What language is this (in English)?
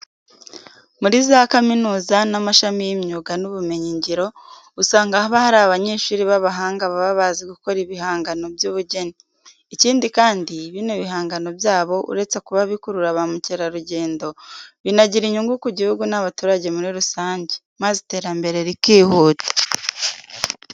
Kinyarwanda